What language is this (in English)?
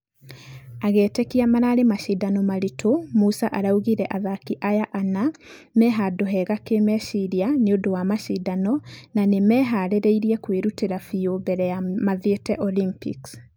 Kikuyu